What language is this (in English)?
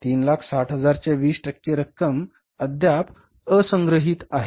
Marathi